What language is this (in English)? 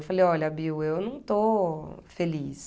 Portuguese